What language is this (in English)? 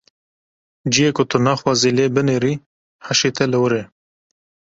Kurdish